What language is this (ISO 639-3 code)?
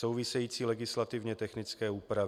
ces